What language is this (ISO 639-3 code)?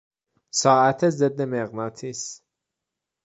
fas